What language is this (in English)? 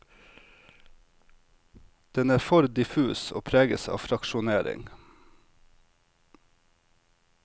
Norwegian